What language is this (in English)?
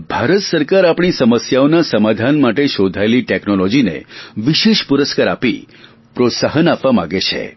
Gujarati